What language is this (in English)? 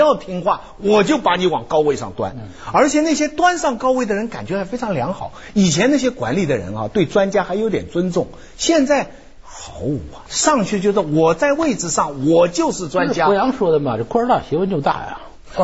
Chinese